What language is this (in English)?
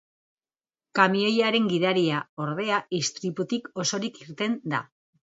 Basque